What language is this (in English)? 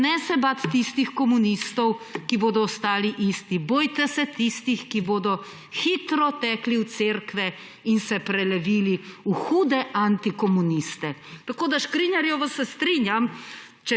Slovenian